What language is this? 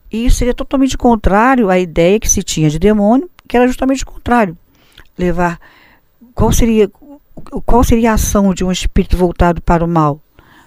Portuguese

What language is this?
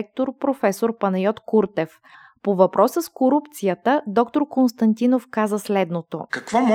Bulgarian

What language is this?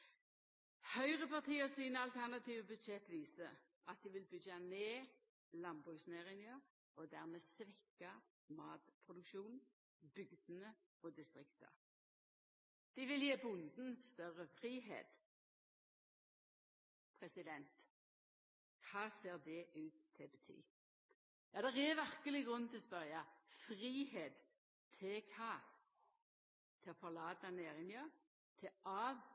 Norwegian Nynorsk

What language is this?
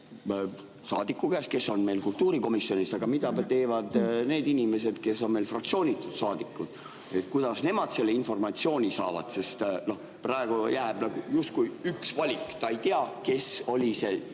Estonian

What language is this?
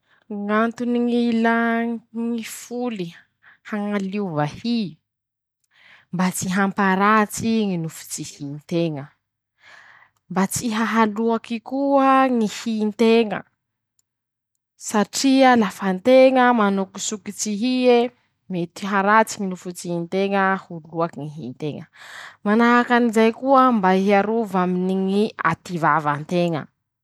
Masikoro Malagasy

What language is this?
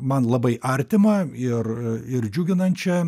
Lithuanian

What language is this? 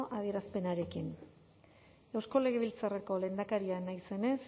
Basque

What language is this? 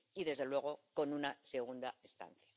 Spanish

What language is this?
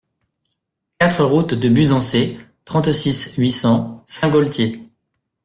French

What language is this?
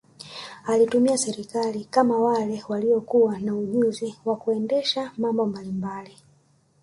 Swahili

